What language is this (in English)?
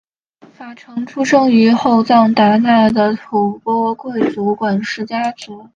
Chinese